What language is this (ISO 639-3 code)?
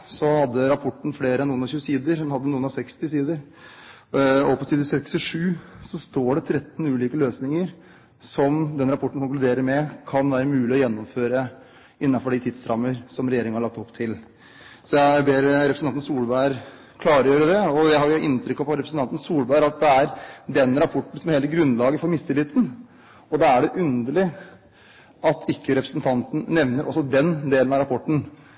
nob